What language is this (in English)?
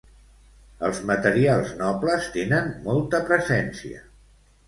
Catalan